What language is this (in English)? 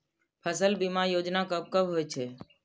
Maithili